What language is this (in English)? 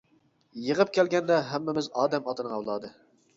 Uyghur